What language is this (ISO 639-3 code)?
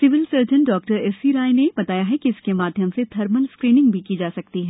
hin